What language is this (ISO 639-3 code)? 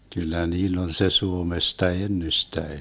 fin